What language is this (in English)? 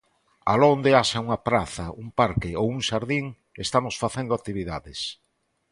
Galician